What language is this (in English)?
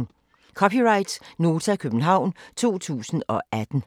Danish